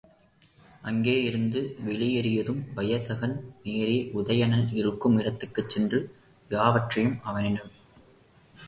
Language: Tamil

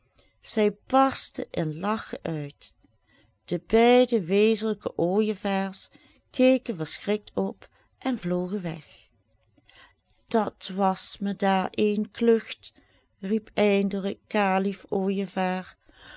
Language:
Dutch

